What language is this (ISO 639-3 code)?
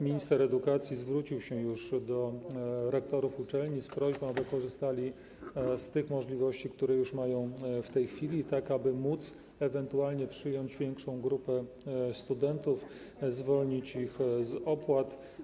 pol